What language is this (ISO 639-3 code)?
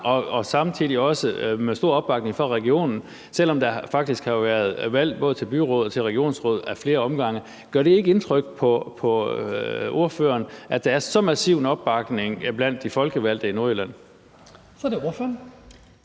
dan